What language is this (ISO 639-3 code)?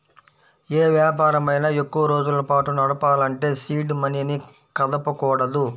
tel